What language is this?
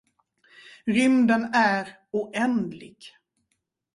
Swedish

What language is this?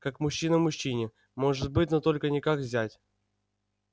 Russian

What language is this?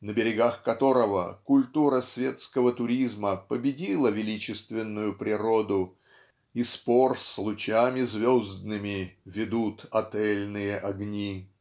Russian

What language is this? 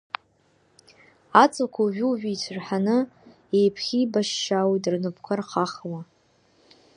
Abkhazian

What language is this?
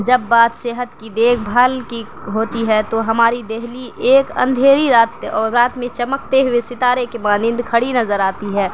Urdu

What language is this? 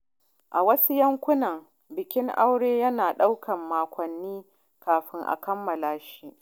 Hausa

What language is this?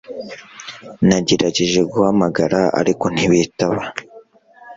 Kinyarwanda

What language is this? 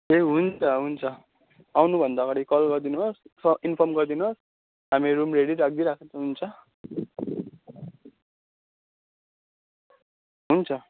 Nepali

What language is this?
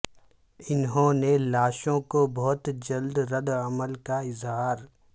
Urdu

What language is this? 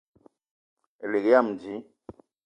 Eton (Cameroon)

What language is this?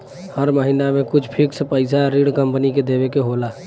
Bhojpuri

